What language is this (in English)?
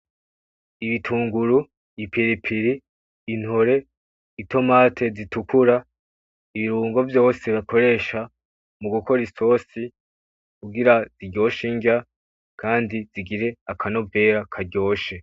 Rundi